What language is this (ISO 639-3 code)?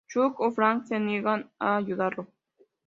spa